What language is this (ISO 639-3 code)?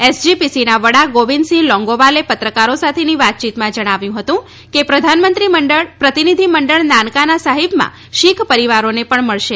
guj